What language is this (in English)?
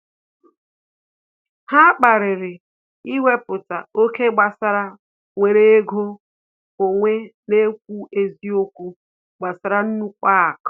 Igbo